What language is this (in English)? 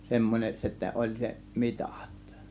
Finnish